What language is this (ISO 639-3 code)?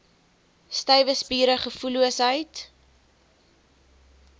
afr